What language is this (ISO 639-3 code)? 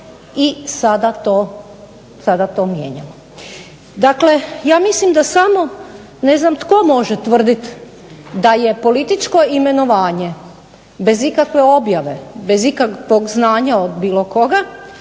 hrv